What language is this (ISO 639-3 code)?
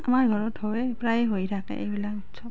asm